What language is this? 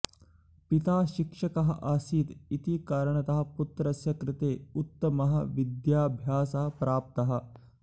Sanskrit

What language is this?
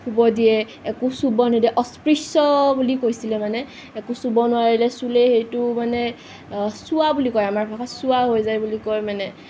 Assamese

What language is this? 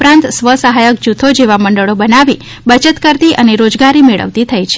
Gujarati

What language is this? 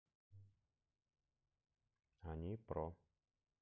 Russian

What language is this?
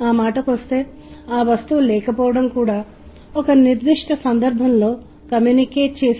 Telugu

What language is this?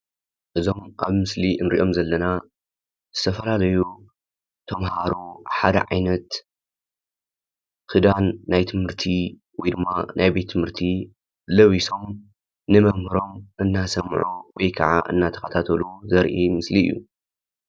Tigrinya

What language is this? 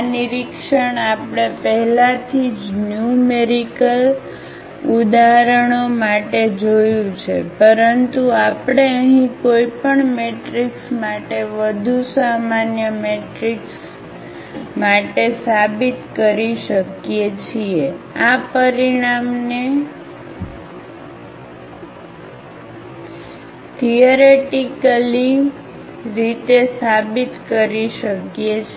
Gujarati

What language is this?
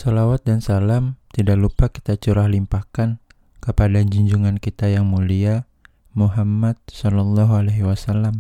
Indonesian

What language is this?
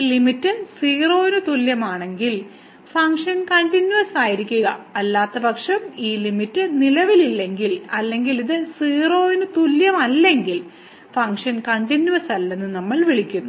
Malayalam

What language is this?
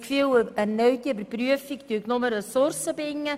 Swiss German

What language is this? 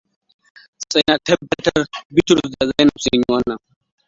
Hausa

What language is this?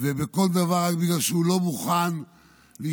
Hebrew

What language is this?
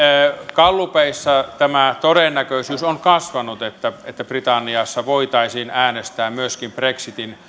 Finnish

